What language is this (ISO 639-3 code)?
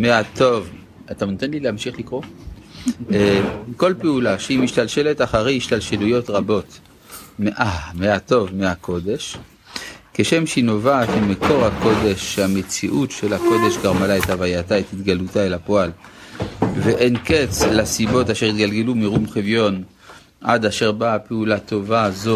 heb